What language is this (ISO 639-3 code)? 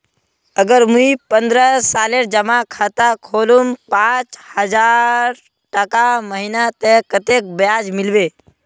mag